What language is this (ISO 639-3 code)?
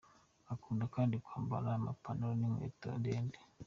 kin